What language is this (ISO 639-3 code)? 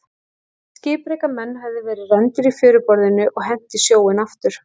isl